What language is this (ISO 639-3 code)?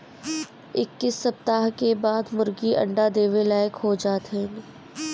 bho